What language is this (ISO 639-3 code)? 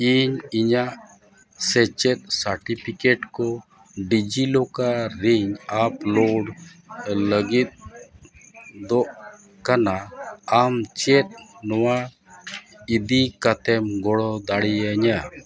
sat